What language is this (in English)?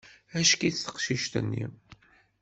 Kabyle